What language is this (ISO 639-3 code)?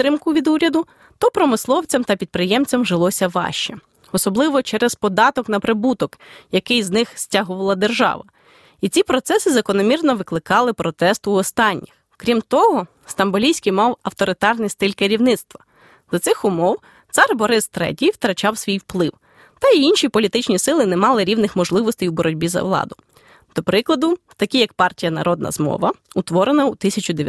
ukr